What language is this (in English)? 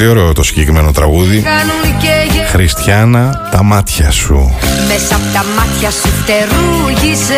Greek